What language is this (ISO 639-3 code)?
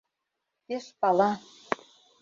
chm